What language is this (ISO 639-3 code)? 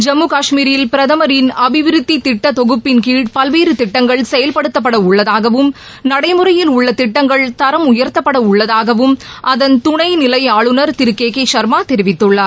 tam